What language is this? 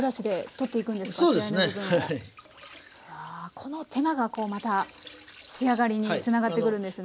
Japanese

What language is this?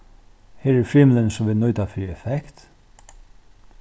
Faroese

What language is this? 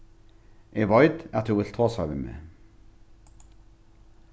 Faroese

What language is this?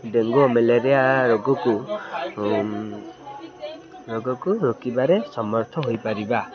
Odia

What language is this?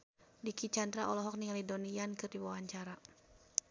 Sundanese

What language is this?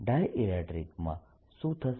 Gujarati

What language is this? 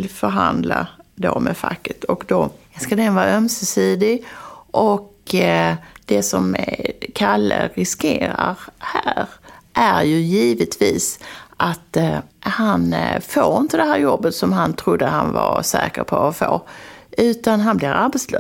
Swedish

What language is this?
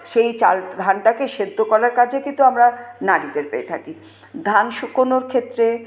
Bangla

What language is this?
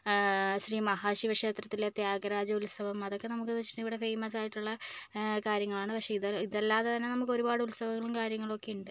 Malayalam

